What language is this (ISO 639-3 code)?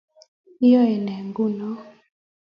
kln